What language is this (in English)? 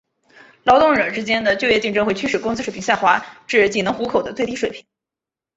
Chinese